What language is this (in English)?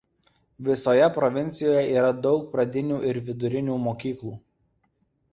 Lithuanian